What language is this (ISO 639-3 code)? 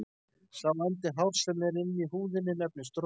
isl